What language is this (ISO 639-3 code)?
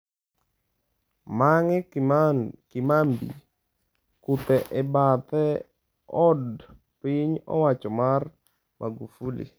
luo